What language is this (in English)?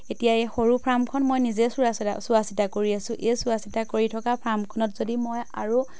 Assamese